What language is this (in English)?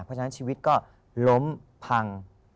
Thai